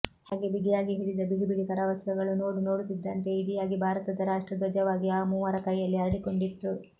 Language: Kannada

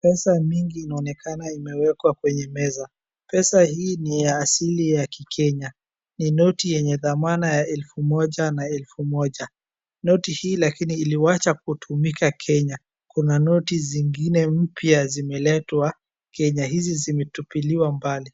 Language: Swahili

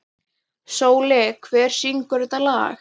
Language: Icelandic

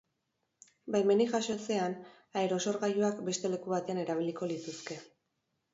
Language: Basque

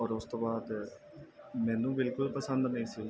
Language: Punjabi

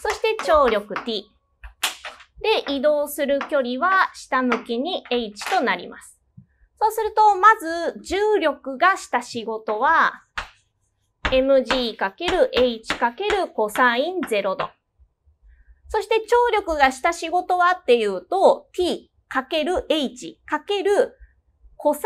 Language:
Japanese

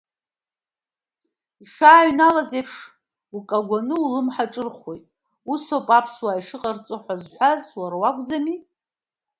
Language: Abkhazian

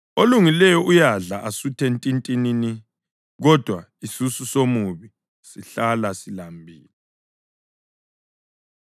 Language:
North Ndebele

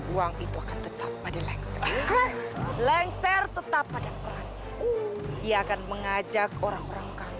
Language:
Indonesian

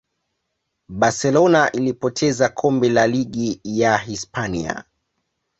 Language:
Swahili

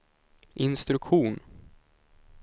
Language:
Swedish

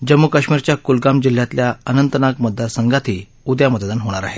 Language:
Marathi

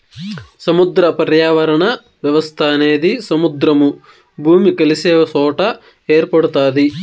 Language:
Telugu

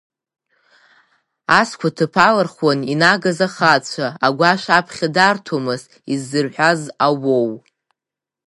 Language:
Abkhazian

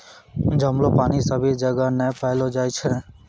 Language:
Maithili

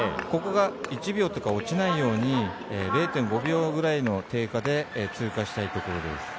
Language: Japanese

